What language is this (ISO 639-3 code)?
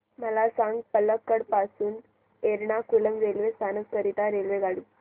mar